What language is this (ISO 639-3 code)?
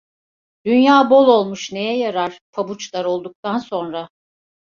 tur